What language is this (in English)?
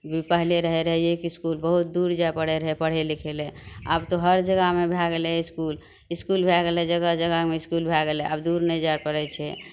Maithili